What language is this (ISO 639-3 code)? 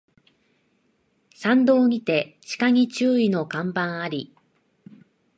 jpn